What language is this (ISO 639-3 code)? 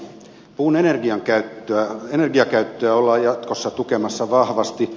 fin